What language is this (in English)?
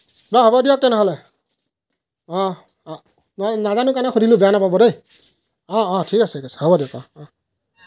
Assamese